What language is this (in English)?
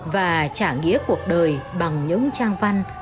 Vietnamese